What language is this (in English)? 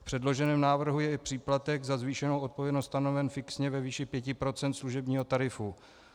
Czech